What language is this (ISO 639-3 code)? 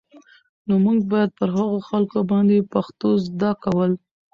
pus